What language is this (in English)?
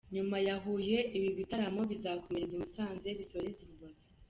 Kinyarwanda